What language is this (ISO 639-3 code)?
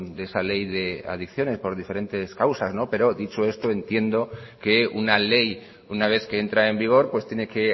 spa